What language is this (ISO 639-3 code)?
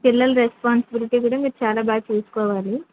tel